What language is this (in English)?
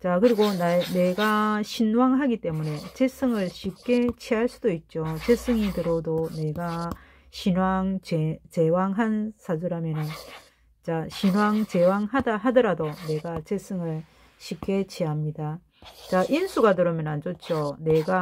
Korean